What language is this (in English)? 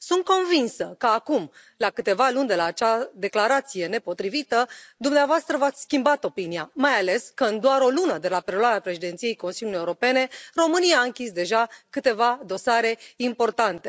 Romanian